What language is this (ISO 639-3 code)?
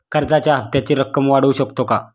mar